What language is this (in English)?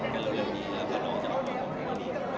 Thai